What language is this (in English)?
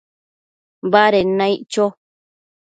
Matsés